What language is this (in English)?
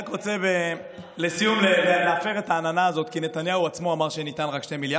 Hebrew